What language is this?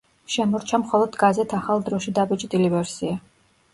Georgian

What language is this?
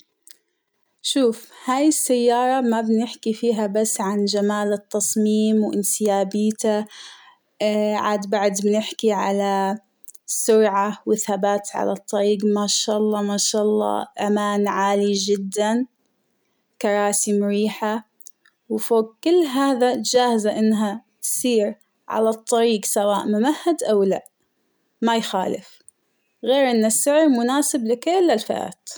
Hijazi Arabic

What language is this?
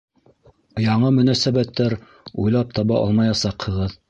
Bashkir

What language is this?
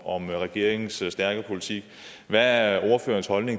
Danish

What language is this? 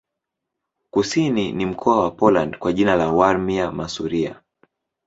Swahili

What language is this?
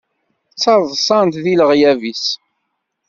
Kabyle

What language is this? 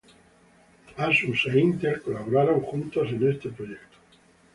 Spanish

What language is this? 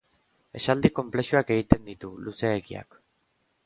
Basque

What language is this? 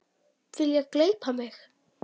Icelandic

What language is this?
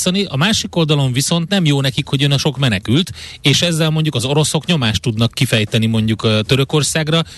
Hungarian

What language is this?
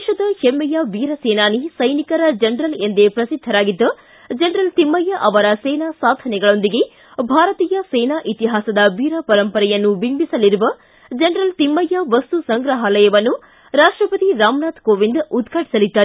Kannada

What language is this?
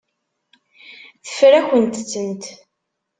Kabyle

